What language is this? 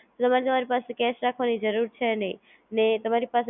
Gujarati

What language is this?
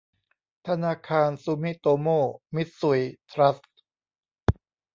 Thai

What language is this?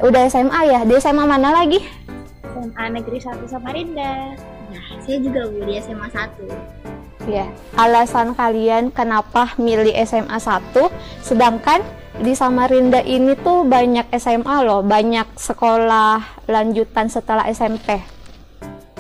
Indonesian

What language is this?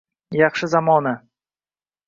Uzbek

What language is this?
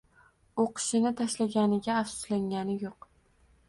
Uzbek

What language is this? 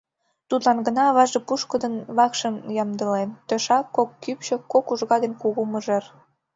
Mari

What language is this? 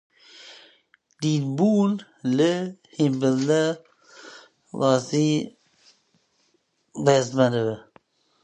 Kurdish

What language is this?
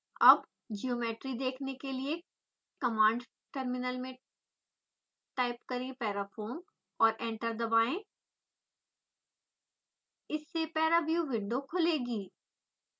Hindi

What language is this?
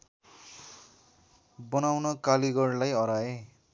Nepali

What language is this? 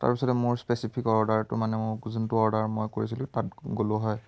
Assamese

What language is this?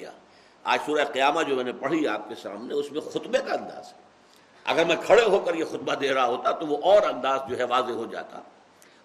Urdu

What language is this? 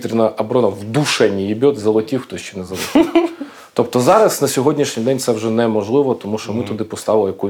Ukrainian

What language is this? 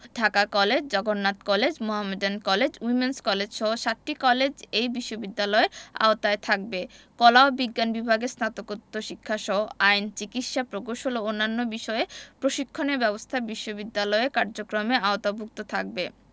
Bangla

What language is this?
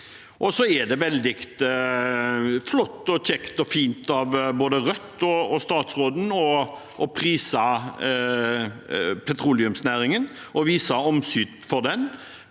Norwegian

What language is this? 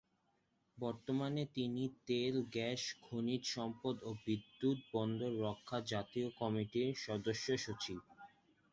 Bangla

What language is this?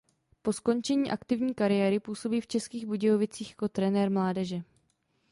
Czech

